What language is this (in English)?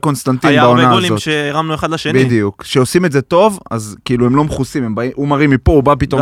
Hebrew